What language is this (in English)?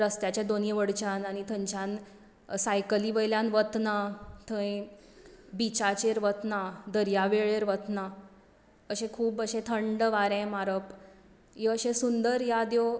Konkani